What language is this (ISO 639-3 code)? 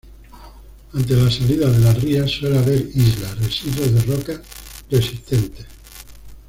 spa